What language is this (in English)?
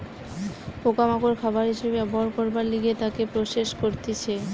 Bangla